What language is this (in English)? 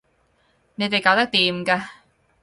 Cantonese